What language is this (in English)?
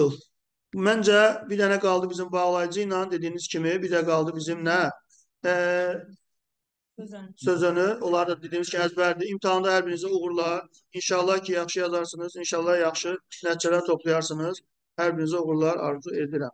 Turkish